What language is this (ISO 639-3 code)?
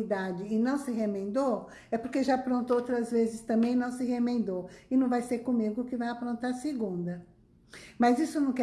por